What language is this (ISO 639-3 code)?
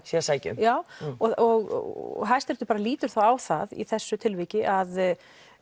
isl